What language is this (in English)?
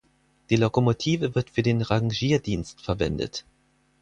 German